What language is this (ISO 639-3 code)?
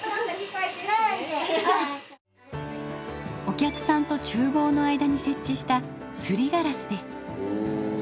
jpn